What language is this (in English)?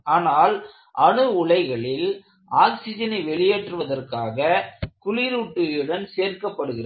Tamil